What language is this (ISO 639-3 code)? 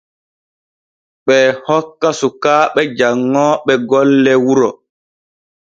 fue